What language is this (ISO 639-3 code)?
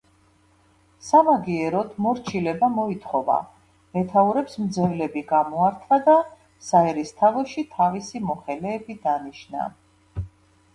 kat